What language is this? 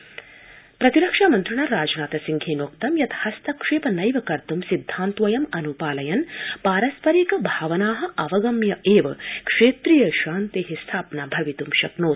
Sanskrit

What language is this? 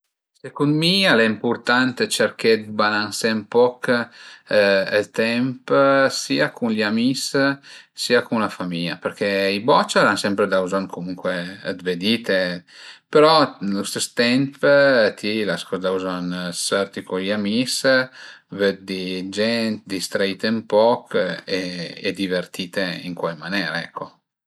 Piedmontese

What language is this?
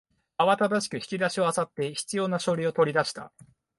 Japanese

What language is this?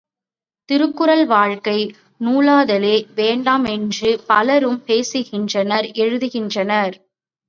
Tamil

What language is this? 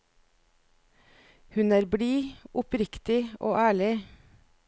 Norwegian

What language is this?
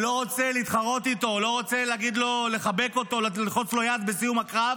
Hebrew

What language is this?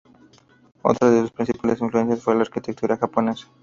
Spanish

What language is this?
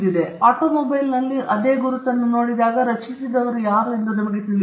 Kannada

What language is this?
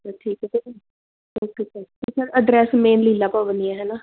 Punjabi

